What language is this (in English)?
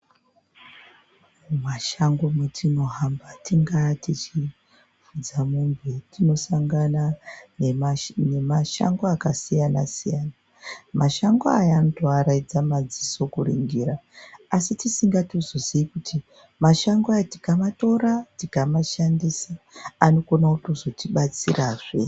Ndau